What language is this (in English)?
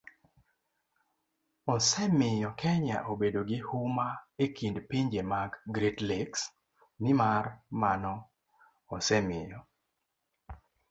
Luo (Kenya and Tanzania)